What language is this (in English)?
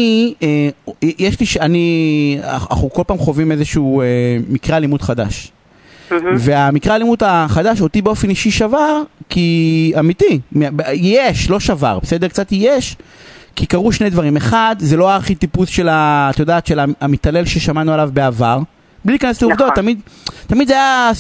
Hebrew